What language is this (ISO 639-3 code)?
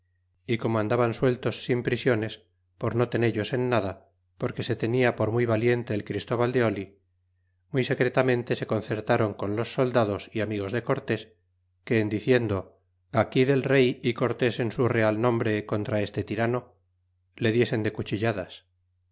spa